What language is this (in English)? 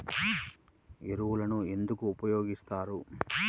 Telugu